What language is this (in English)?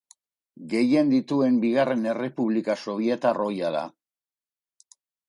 Basque